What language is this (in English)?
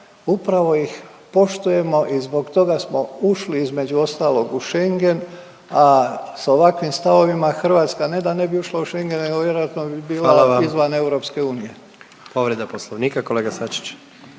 Croatian